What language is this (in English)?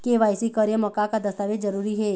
Chhattisgarhi